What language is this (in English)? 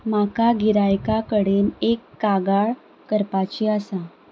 Konkani